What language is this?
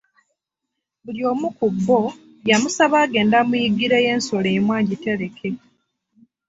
Ganda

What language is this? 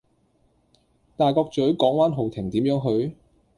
Cantonese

